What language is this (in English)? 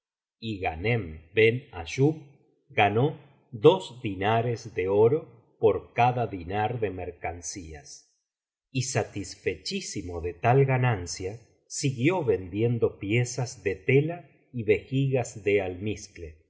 Spanish